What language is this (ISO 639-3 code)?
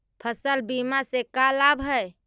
mag